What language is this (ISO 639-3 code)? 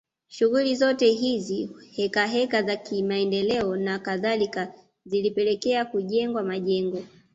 swa